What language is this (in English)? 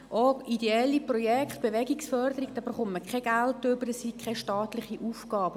Swiss German